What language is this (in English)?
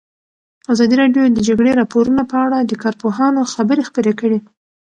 Pashto